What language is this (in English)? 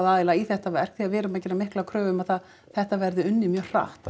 Icelandic